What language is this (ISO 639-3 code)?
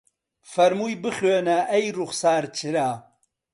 ckb